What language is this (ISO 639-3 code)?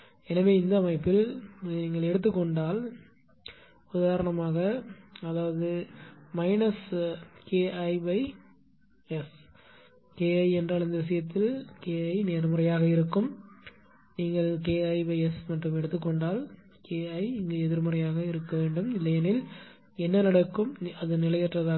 tam